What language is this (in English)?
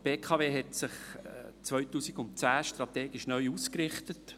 Swiss German